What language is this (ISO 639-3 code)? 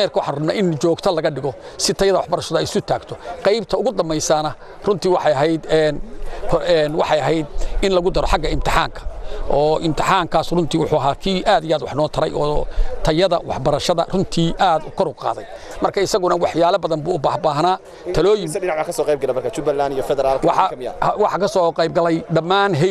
ara